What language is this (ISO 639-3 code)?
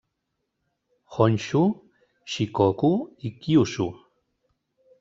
cat